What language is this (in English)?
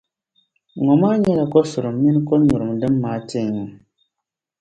Dagbani